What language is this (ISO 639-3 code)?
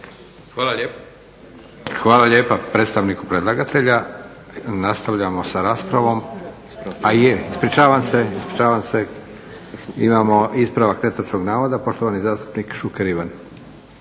hrv